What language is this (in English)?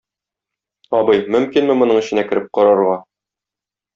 Tatar